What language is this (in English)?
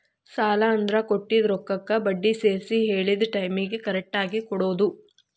Kannada